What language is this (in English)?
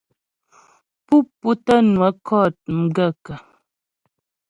Ghomala